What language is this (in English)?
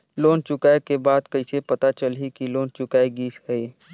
Chhattisgarhi